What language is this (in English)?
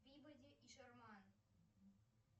Russian